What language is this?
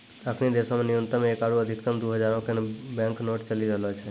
Maithili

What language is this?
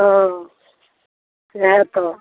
Maithili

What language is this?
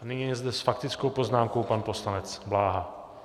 Czech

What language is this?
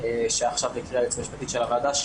Hebrew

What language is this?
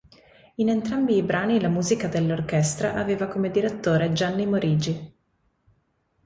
Italian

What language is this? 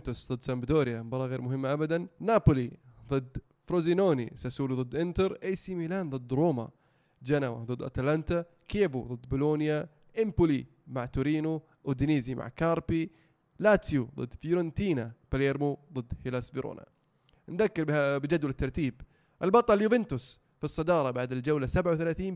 Arabic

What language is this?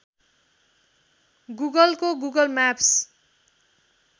Nepali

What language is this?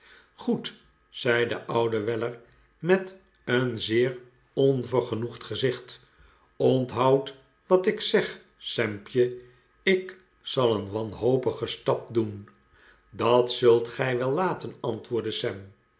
Dutch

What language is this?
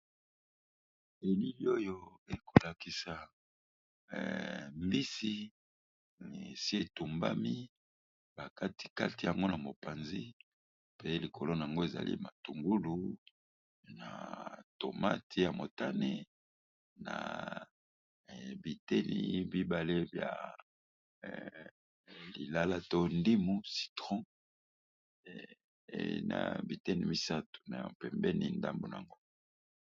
Lingala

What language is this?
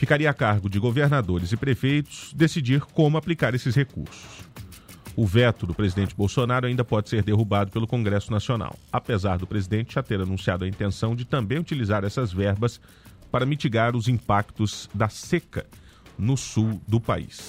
Portuguese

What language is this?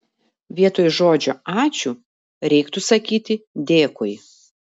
Lithuanian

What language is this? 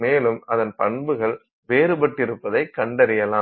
Tamil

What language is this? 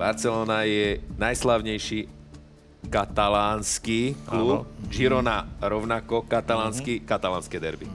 Slovak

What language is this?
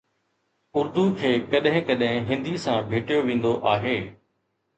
Sindhi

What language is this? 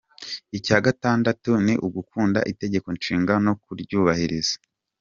Kinyarwanda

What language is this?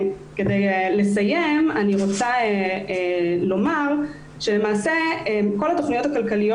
Hebrew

